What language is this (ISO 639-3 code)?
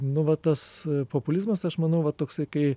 lit